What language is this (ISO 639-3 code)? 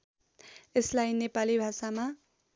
nep